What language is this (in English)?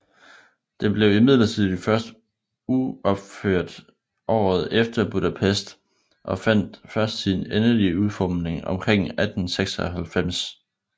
Danish